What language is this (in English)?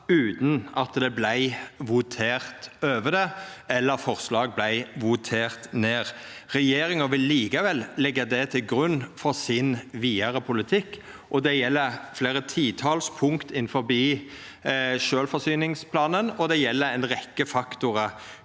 Norwegian